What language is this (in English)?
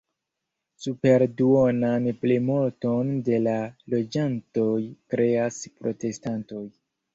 Esperanto